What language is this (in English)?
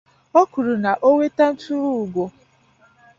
Igbo